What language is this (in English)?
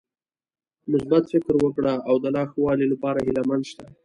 Pashto